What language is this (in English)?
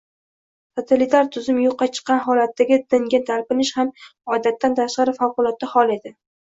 Uzbek